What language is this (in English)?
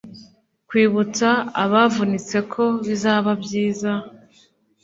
Kinyarwanda